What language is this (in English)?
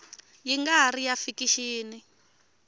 Tsonga